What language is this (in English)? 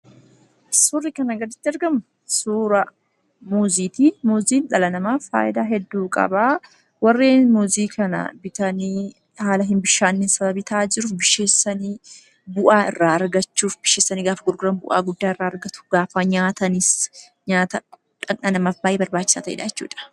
Oromo